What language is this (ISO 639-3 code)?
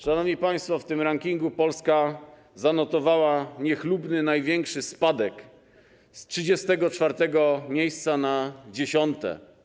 pol